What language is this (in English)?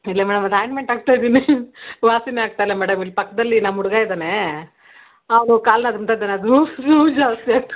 Kannada